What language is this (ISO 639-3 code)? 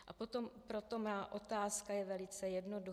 ces